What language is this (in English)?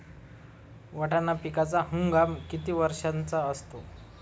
Marathi